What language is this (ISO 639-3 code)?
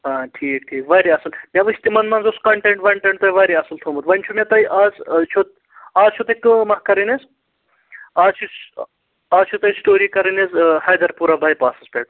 kas